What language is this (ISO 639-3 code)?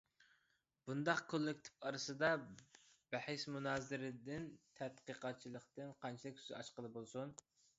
uig